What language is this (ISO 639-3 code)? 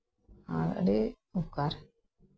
sat